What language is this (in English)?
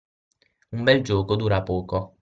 Italian